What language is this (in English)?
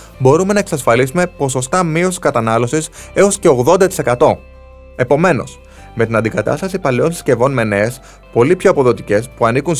Greek